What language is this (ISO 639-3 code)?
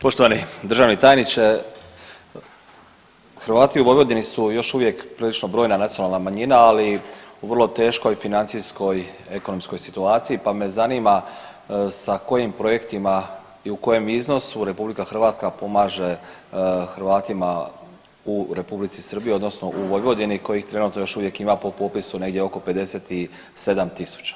hrv